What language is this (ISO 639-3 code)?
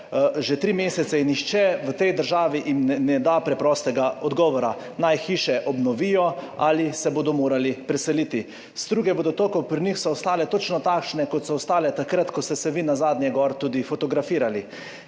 slv